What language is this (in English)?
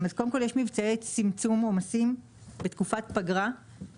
Hebrew